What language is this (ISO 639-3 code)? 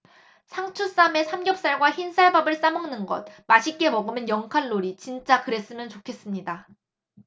kor